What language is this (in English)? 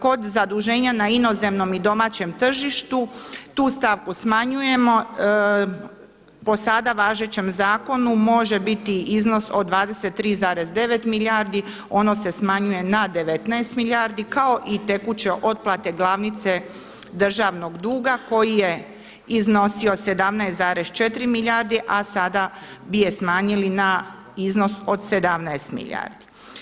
Croatian